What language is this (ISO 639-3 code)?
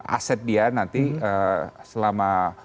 ind